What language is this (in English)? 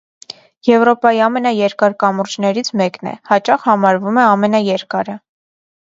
Armenian